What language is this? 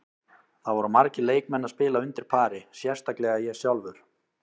Icelandic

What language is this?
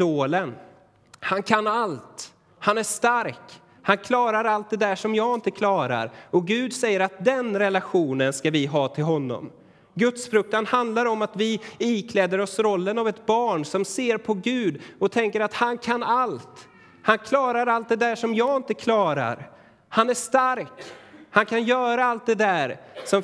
Swedish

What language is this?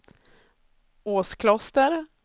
Swedish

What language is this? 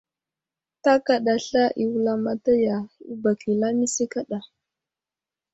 Wuzlam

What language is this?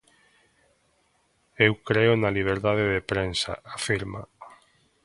Galician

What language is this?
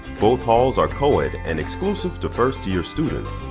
English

